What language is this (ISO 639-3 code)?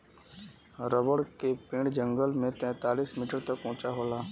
bho